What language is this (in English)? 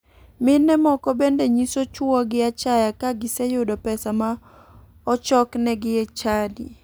Luo (Kenya and Tanzania)